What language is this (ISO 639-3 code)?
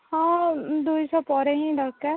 ori